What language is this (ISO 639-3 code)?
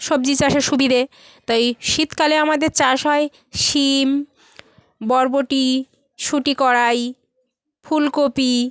ben